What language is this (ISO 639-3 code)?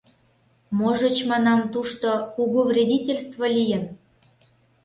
chm